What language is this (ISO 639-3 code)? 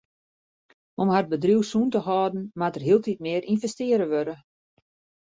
fry